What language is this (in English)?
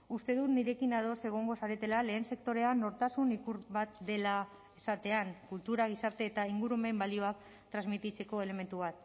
Basque